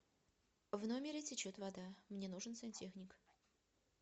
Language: Russian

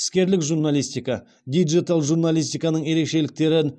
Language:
Kazakh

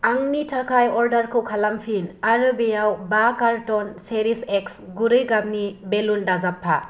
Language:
Bodo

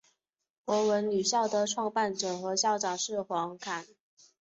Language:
Chinese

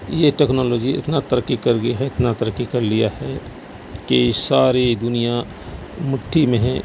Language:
Urdu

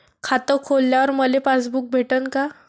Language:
Marathi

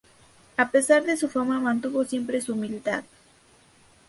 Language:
Spanish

